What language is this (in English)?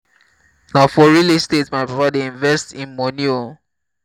Nigerian Pidgin